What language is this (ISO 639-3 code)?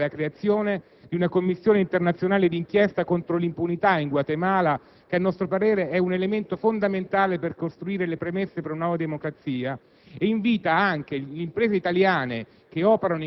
ita